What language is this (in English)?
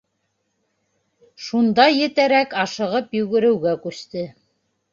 Bashkir